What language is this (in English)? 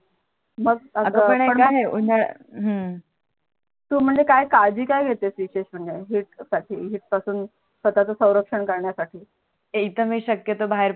Marathi